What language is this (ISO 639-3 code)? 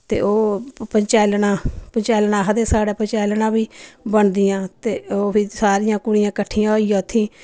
doi